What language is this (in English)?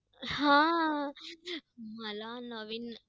Marathi